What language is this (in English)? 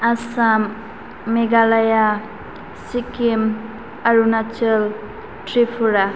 Bodo